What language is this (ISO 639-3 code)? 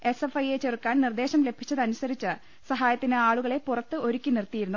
mal